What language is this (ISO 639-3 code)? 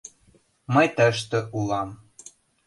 chm